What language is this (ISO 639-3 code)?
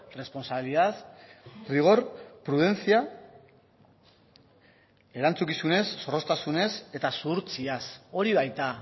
eus